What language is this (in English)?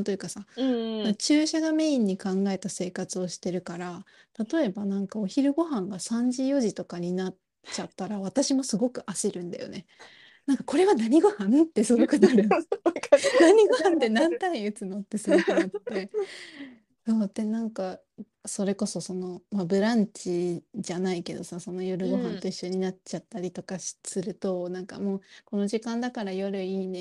Japanese